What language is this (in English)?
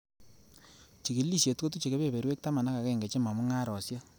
Kalenjin